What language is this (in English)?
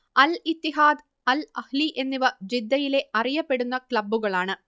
Malayalam